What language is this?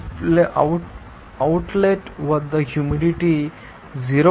Telugu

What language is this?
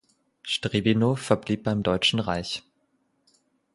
German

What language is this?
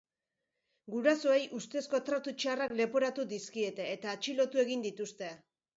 Basque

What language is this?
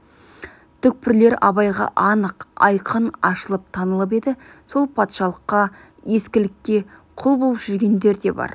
Kazakh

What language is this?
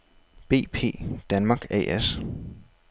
Danish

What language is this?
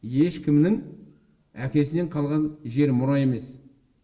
Kazakh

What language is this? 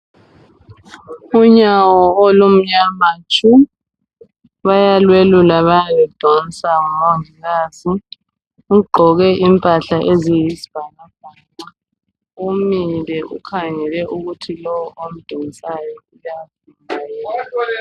North Ndebele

